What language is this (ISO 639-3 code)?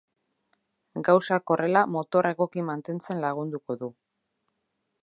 eus